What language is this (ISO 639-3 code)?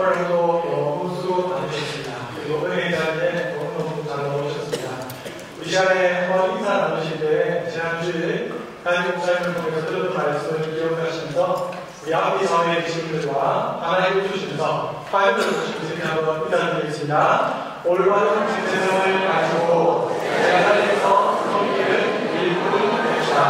kor